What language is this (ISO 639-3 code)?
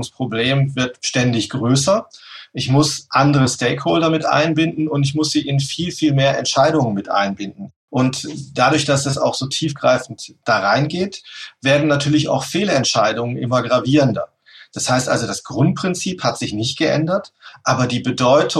deu